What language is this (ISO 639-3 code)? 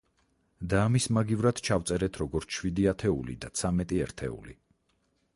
kat